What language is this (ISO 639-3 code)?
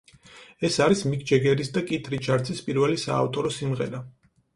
kat